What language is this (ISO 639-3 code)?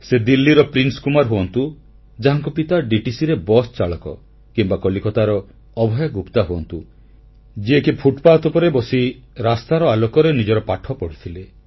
ori